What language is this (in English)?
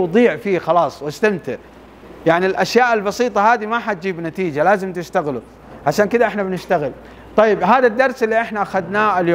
Arabic